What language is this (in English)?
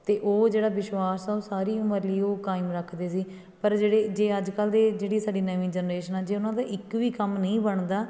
Punjabi